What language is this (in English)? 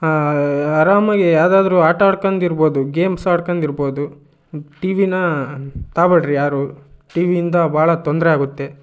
Kannada